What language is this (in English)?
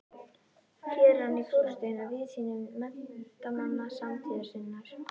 Icelandic